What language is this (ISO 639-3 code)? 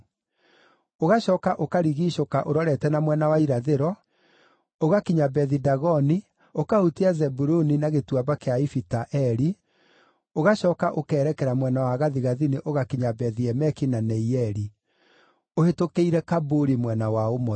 kik